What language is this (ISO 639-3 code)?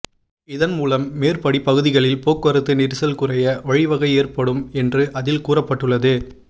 tam